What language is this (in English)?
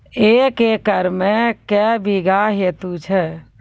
Maithili